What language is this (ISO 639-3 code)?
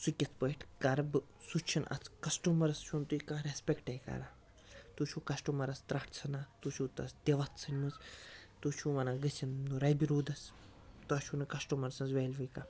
kas